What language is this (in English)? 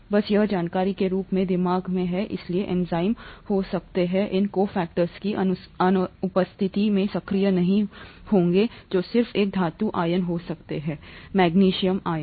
Hindi